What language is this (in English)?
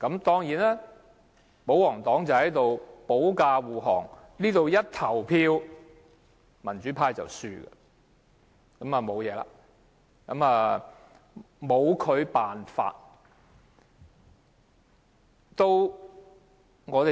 Cantonese